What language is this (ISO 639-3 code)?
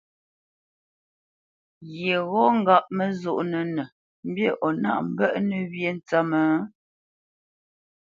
bce